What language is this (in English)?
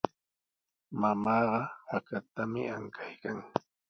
Sihuas Ancash Quechua